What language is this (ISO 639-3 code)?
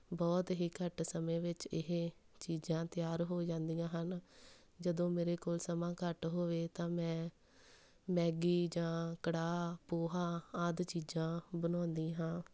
pan